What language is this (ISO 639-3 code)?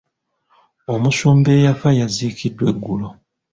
lug